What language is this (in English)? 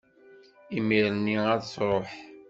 Kabyle